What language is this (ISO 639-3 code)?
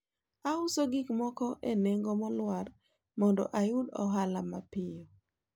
luo